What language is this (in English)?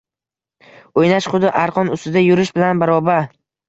Uzbek